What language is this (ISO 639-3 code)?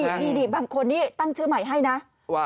tha